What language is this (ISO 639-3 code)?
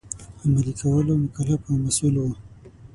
pus